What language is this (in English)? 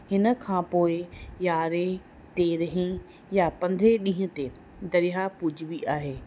Sindhi